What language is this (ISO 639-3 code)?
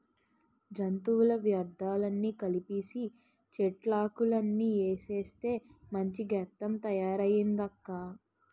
tel